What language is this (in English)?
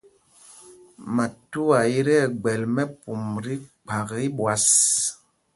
Mpumpong